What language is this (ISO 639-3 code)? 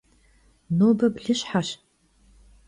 kbd